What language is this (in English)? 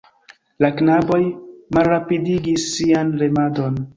Esperanto